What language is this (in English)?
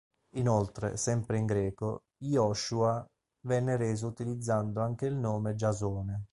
Italian